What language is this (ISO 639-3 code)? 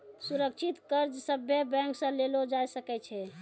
mai